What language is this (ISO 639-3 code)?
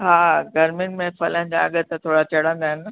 snd